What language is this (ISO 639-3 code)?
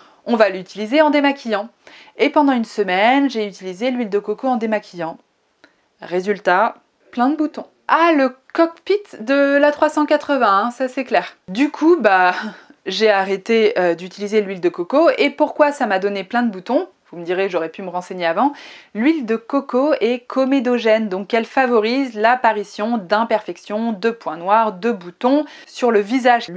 fra